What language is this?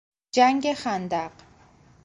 Persian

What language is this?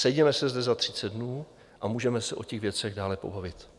Czech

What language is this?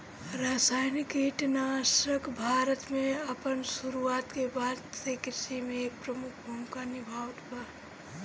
Bhojpuri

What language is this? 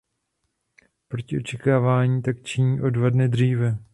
Czech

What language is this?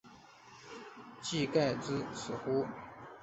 Chinese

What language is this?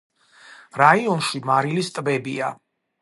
Georgian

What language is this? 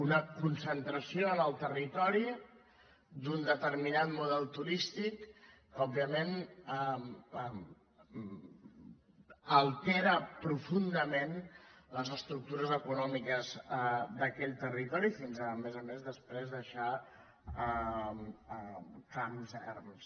Catalan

